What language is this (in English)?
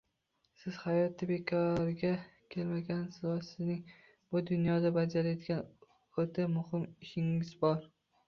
Uzbek